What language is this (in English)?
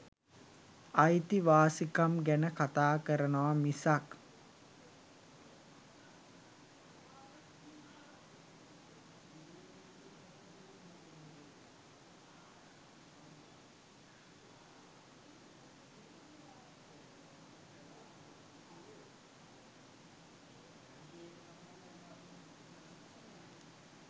Sinhala